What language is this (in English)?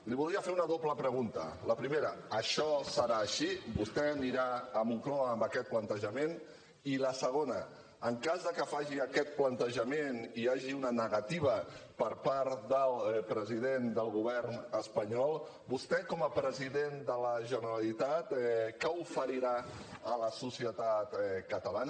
Catalan